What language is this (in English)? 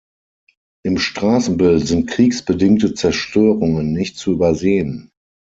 German